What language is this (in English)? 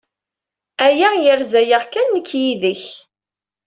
Kabyle